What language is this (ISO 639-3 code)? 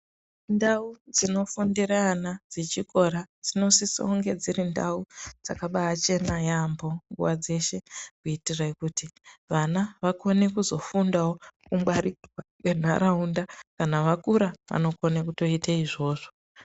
ndc